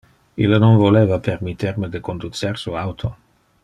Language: Interlingua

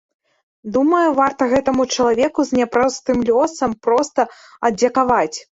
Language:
Belarusian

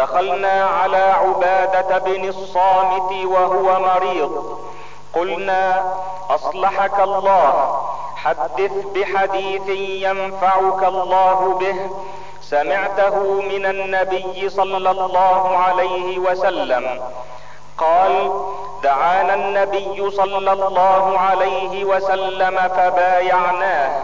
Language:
Arabic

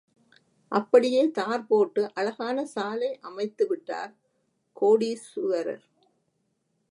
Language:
Tamil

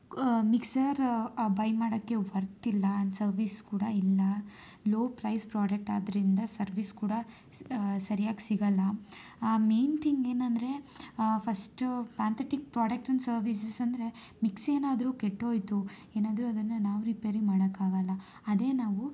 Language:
Kannada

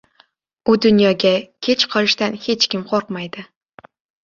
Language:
Uzbek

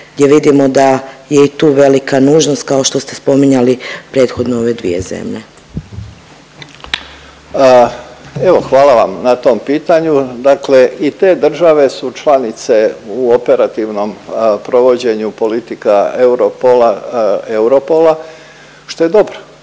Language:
Croatian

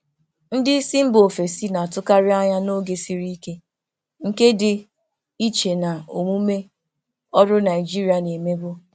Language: Igbo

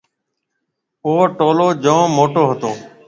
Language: Marwari (Pakistan)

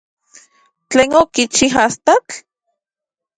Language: Central Puebla Nahuatl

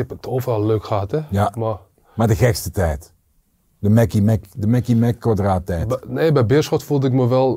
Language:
Dutch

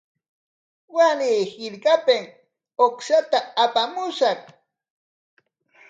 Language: Corongo Ancash Quechua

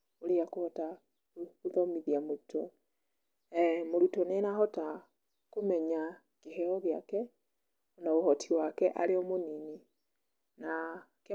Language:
Kikuyu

